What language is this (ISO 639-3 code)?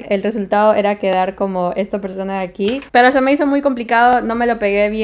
spa